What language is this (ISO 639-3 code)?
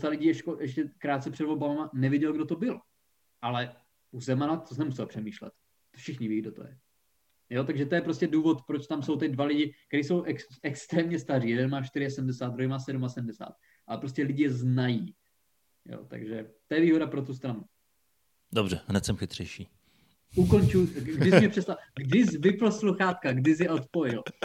ces